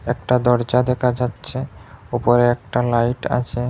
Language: Bangla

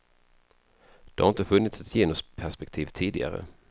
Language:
Swedish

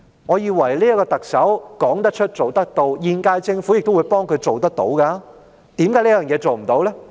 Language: Cantonese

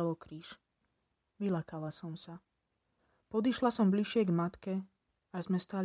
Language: Slovak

